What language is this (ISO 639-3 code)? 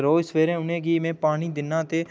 doi